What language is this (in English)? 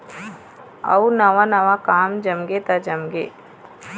Chhattisgarhi